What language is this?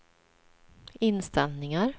Swedish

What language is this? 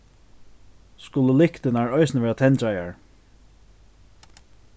Faroese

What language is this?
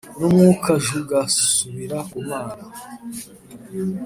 Kinyarwanda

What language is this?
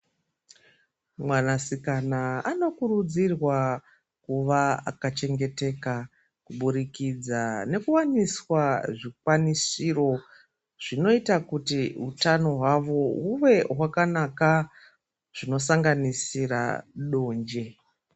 Ndau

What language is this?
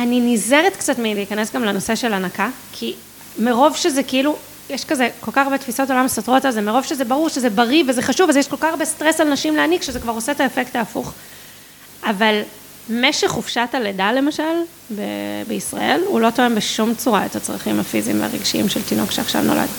Hebrew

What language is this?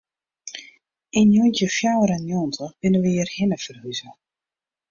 Western Frisian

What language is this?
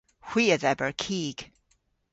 Cornish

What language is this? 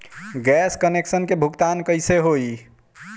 Bhojpuri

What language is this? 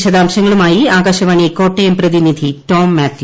Malayalam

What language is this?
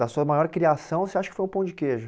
Portuguese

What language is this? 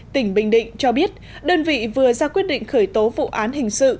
Vietnamese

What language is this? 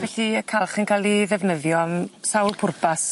Welsh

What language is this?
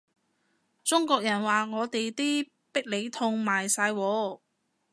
Cantonese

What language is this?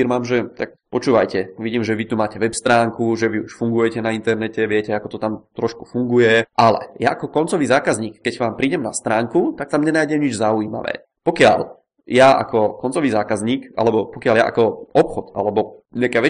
Czech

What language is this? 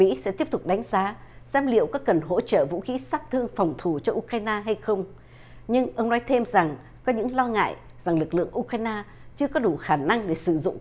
Vietnamese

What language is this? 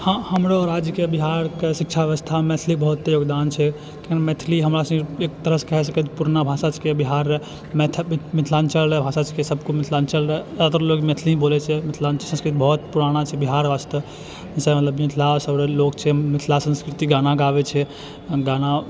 Maithili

